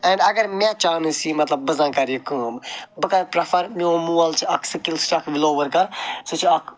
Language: Kashmiri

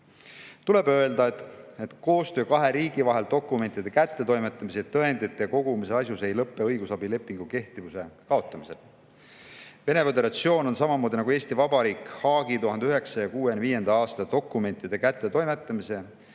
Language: Estonian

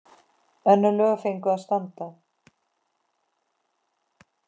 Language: Icelandic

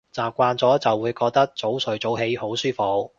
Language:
Cantonese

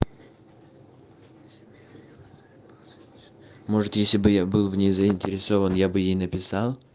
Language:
Russian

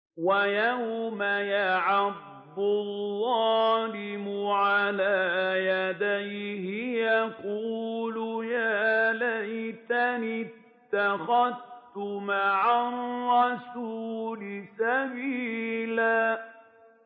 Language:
Arabic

